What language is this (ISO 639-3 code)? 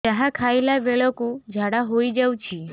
ori